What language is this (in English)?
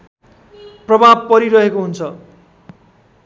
Nepali